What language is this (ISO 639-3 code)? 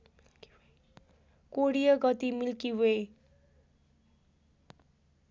nep